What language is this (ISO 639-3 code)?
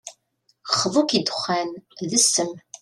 kab